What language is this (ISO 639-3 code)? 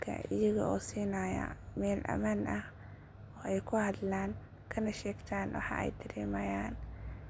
som